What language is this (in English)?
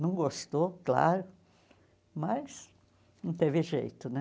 Portuguese